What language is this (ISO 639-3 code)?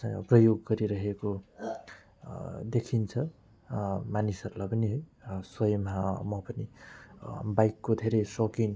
nep